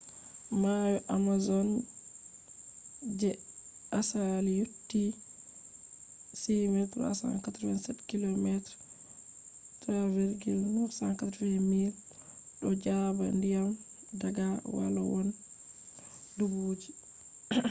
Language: Fula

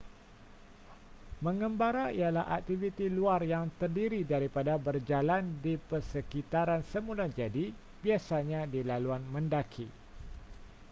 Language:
Malay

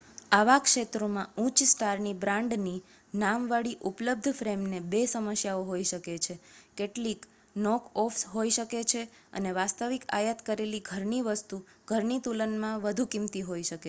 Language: Gujarati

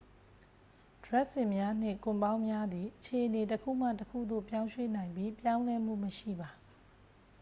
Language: Burmese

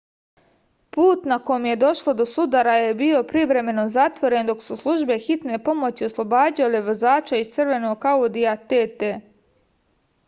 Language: Serbian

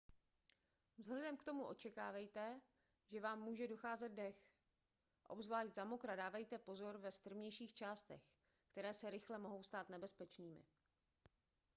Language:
Czech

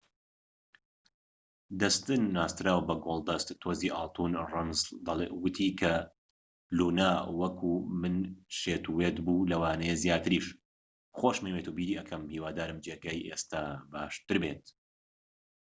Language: Central Kurdish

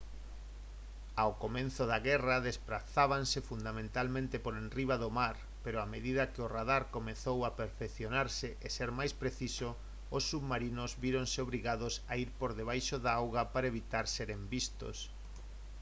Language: Galician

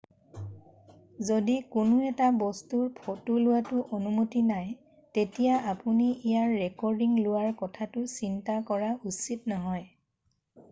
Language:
Assamese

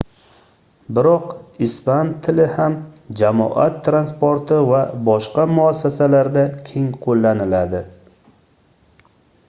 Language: Uzbek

